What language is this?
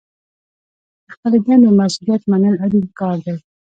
Pashto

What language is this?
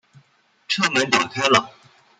Chinese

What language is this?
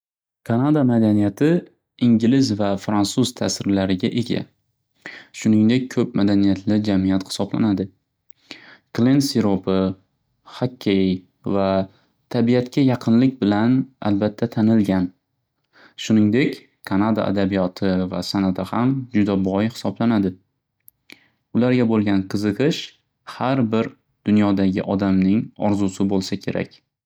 Uzbek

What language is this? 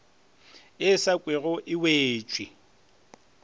Northern Sotho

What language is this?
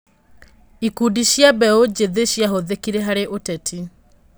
Kikuyu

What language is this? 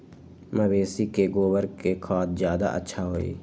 Magahi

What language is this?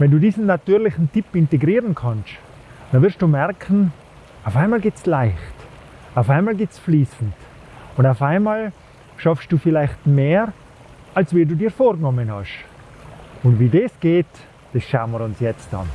German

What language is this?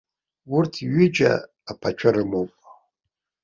Abkhazian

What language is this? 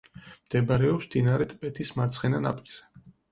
Georgian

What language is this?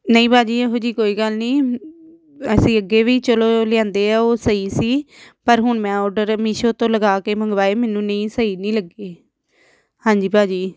Punjabi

